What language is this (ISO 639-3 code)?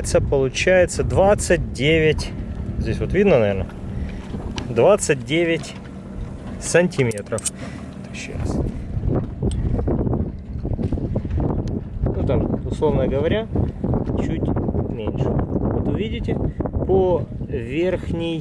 rus